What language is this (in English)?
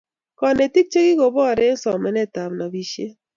Kalenjin